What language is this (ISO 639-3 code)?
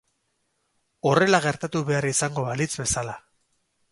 eus